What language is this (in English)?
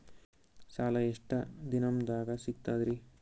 Kannada